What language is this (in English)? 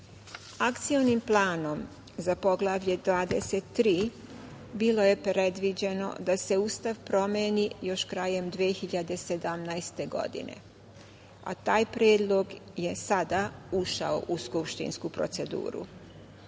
Serbian